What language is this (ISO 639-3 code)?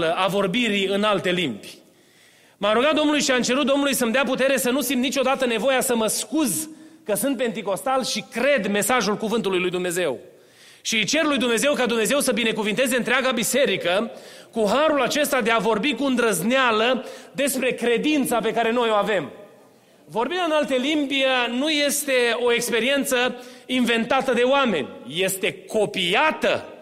ron